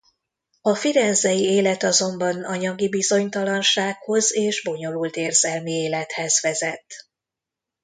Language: Hungarian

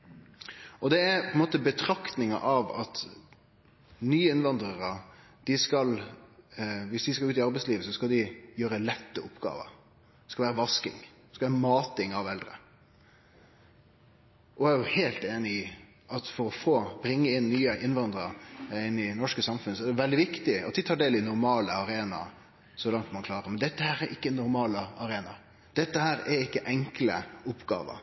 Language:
Norwegian Nynorsk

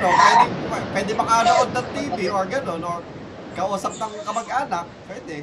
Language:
Filipino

